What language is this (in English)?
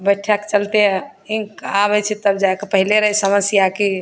Maithili